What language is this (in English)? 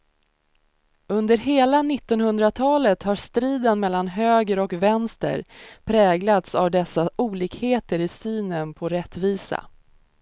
Swedish